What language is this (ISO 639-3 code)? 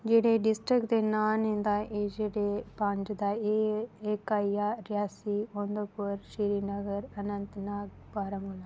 doi